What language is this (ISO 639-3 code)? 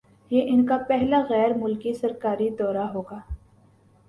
urd